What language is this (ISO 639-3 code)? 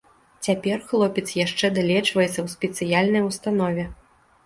bel